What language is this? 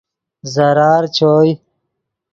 Yidgha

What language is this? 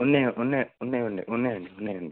Telugu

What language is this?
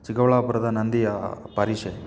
Kannada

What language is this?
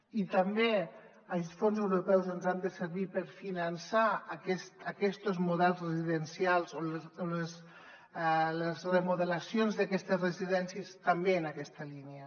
Catalan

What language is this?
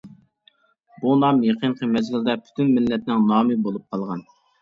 Uyghur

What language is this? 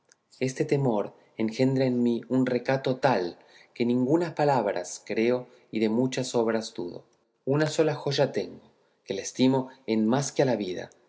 Spanish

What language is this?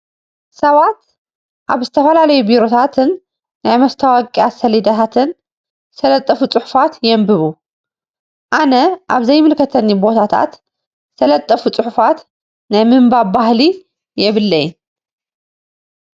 Tigrinya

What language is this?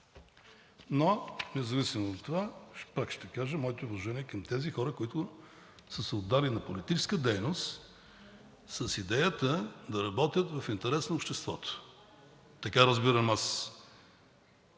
Bulgarian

